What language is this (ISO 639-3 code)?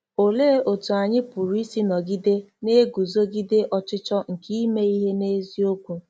ibo